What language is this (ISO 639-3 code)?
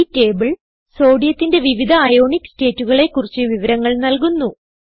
mal